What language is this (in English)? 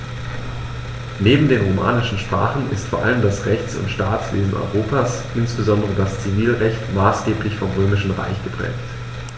German